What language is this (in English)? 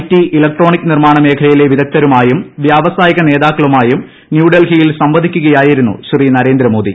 Malayalam